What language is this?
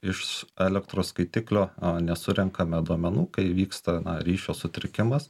Lithuanian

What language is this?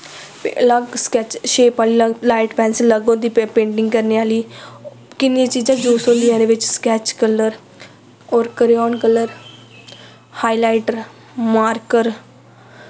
Dogri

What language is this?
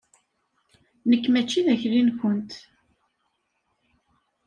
Kabyle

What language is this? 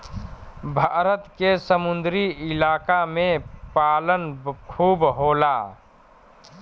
Bhojpuri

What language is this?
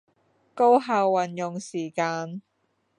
Chinese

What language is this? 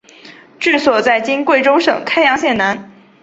Chinese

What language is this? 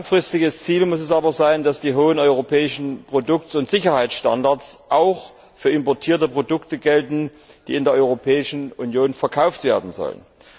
German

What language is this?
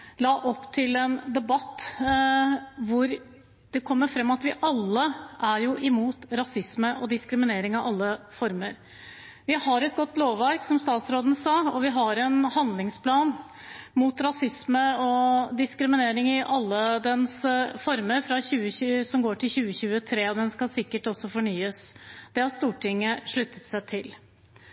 Norwegian Bokmål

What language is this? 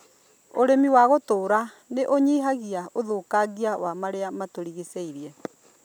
Kikuyu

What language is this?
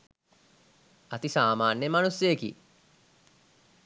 Sinhala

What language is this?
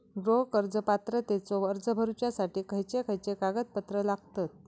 Marathi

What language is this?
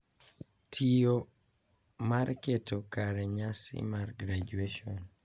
Luo (Kenya and Tanzania)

